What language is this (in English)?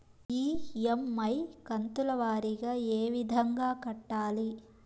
Telugu